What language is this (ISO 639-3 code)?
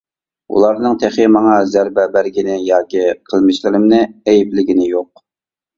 uig